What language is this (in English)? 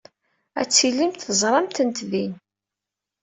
Kabyle